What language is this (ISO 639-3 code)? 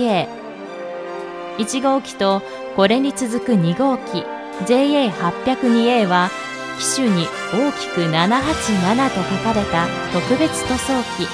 jpn